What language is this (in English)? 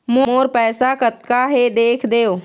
Chhattisgarhi